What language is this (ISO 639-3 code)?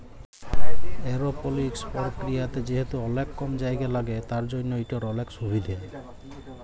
ben